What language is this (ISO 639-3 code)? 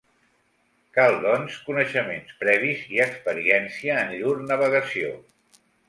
cat